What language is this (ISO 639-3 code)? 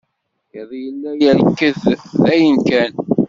kab